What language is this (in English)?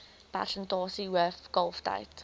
Afrikaans